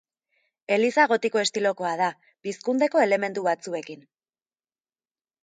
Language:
Basque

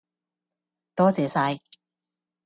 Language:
Cantonese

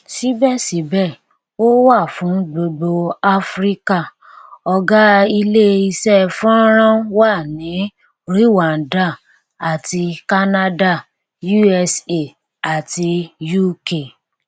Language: Yoruba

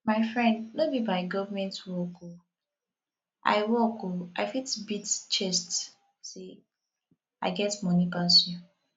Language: Nigerian Pidgin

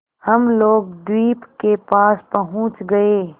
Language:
Hindi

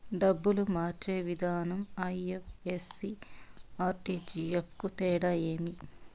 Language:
Telugu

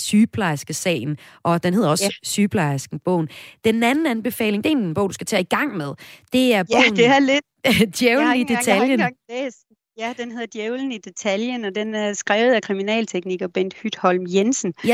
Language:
Danish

